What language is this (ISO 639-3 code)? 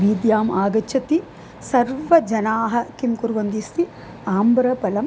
san